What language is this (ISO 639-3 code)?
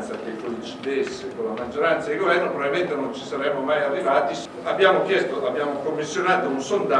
ita